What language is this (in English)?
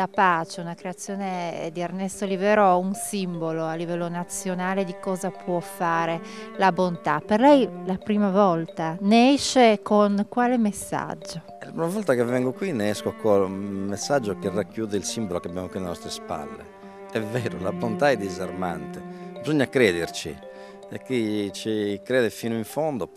Italian